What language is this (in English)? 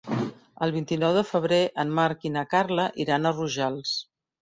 Catalan